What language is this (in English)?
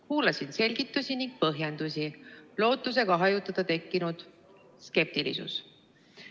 Estonian